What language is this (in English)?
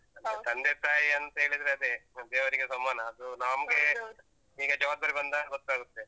Kannada